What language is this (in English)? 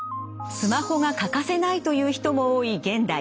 Japanese